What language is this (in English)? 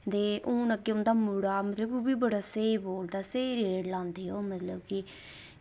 Dogri